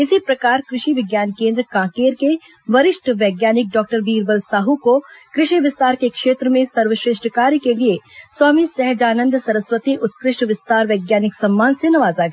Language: Hindi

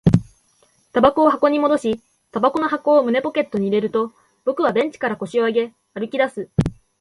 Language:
Japanese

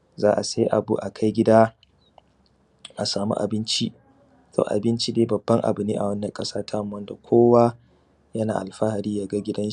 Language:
Hausa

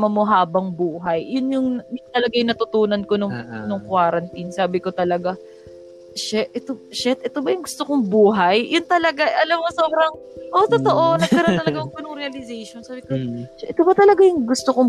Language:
Filipino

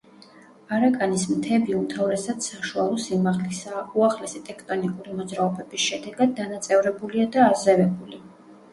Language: Georgian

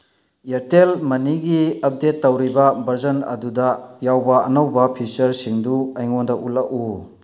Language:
Manipuri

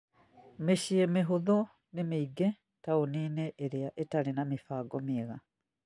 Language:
Kikuyu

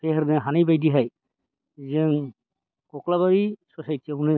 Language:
Bodo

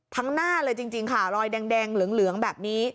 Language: Thai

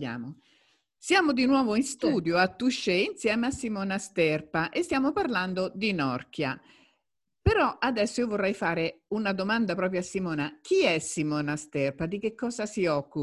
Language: Italian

